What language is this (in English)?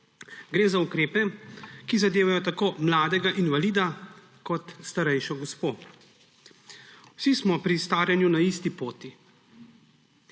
Slovenian